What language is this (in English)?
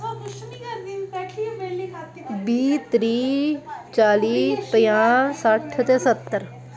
Dogri